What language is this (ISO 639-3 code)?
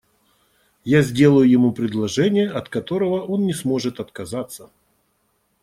rus